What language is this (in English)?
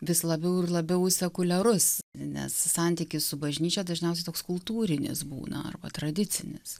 Lithuanian